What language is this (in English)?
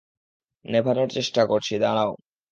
Bangla